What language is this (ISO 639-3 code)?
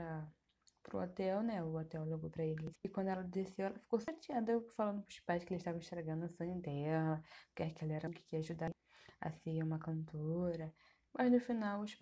por